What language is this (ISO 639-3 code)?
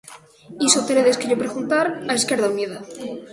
glg